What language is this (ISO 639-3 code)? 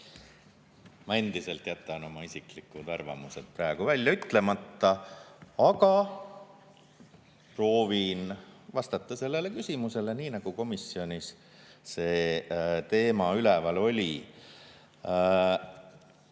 est